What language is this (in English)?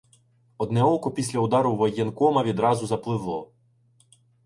Ukrainian